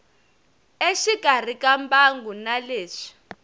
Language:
Tsonga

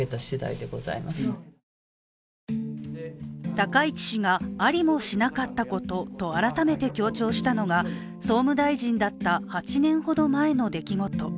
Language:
Japanese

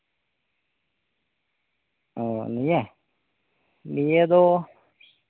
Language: Santali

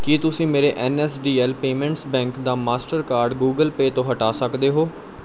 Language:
Punjabi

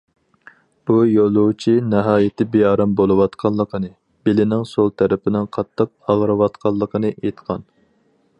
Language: Uyghur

